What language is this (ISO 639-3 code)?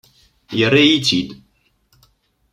kab